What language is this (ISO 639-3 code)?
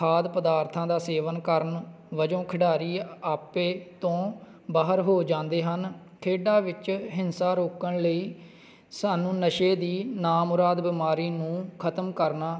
pan